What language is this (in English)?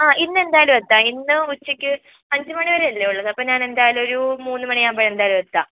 Malayalam